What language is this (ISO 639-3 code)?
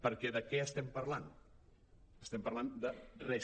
cat